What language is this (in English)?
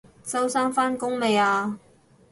Cantonese